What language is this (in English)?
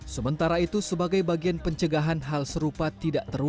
Indonesian